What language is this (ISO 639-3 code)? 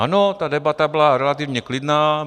ces